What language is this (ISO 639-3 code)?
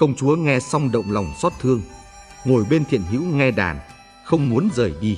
vie